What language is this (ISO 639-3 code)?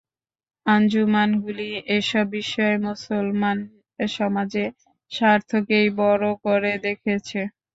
ben